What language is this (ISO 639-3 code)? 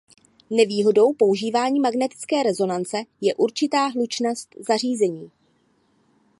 ces